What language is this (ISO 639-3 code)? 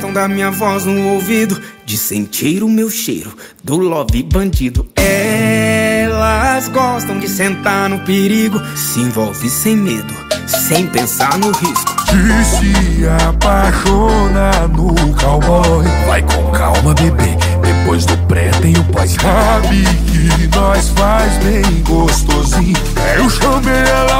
por